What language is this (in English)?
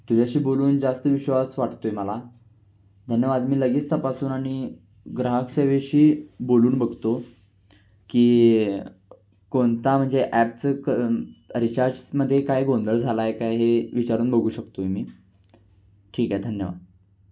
Marathi